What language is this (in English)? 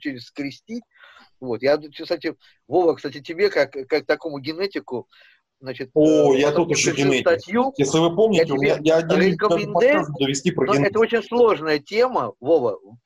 Russian